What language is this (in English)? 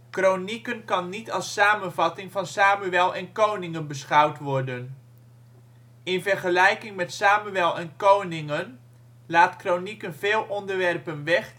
Dutch